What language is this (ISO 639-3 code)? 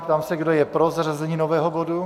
ces